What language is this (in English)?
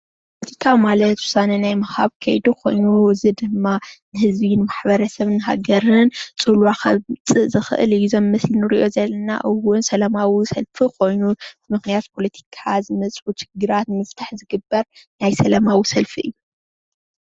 Tigrinya